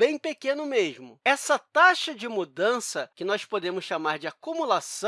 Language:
Portuguese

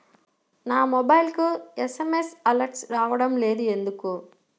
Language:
Telugu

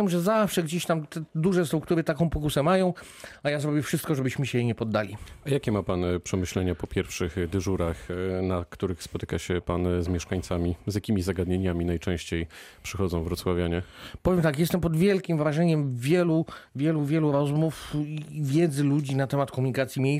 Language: Polish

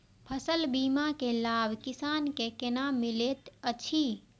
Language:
Maithili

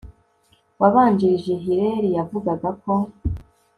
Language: Kinyarwanda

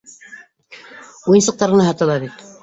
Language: Bashkir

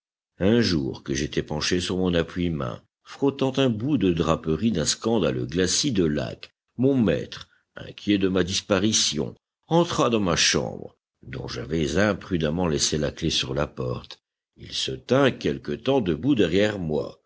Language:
French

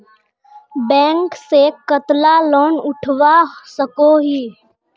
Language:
Magahi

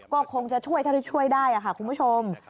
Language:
Thai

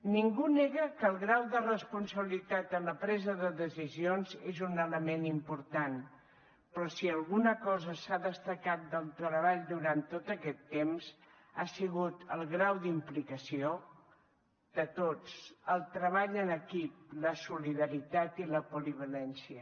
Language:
Catalan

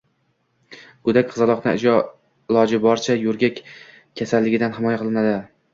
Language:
Uzbek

